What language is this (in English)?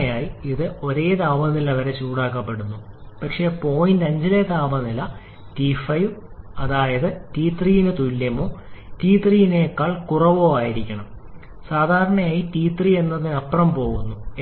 Malayalam